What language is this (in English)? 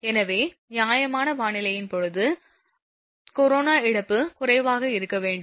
Tamil